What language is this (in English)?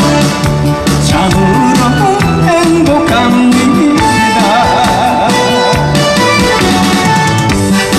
Arabic